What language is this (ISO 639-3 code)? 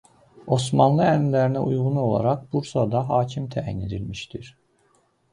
aze